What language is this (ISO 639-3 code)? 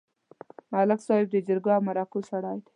pus